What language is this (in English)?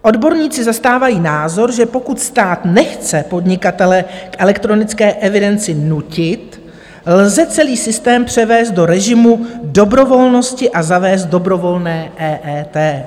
Czech